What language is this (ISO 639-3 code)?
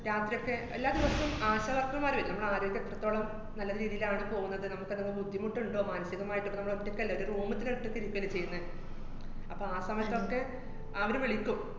mal